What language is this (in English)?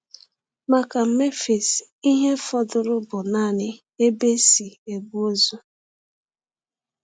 Igbo